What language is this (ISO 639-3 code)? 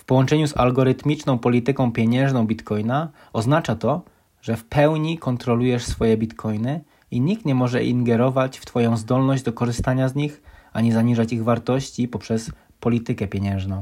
pol